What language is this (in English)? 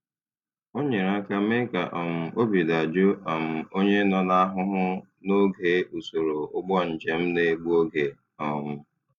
Igbo